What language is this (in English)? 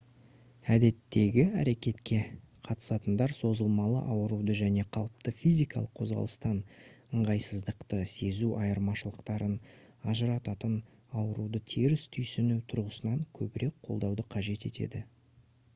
Kazakh